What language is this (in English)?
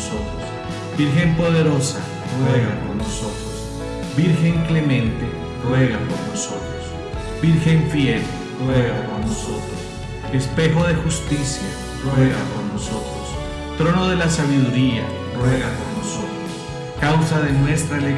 Spanish